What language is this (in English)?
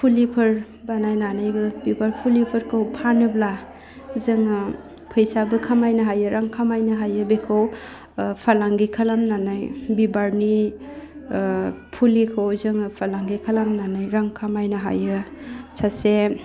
Bodo